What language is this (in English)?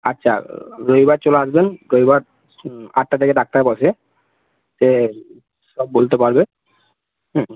Bangla